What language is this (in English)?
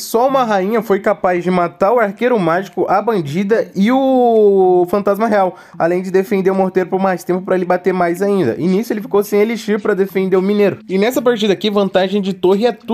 Portuguese